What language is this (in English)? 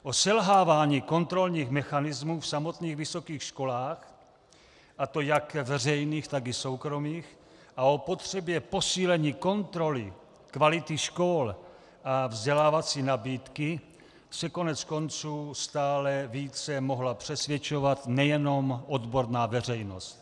Czech